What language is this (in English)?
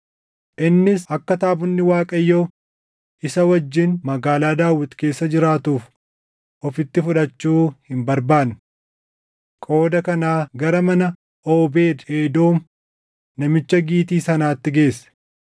Oromo